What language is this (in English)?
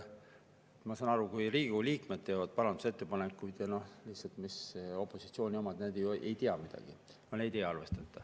Estonian